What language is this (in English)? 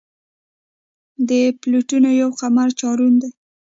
Pashto